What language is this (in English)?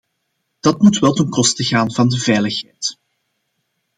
Dutch